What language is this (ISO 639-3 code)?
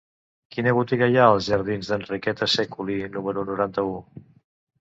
cat